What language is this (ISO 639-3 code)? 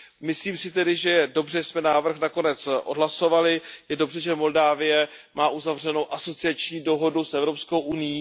ces